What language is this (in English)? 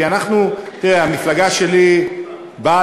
Hebrew